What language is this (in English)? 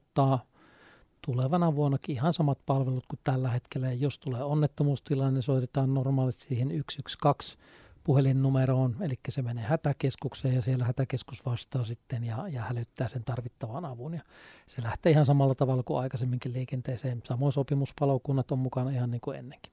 Finnish